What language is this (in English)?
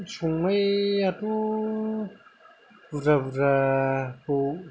Bodo